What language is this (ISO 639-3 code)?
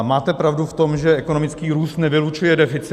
ces